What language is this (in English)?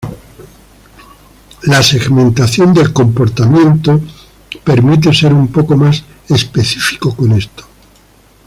Spanish